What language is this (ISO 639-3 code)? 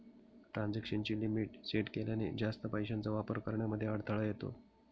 mar